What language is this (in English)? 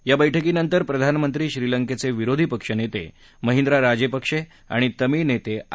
Marathi